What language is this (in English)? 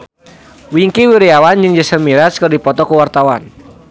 Sundanese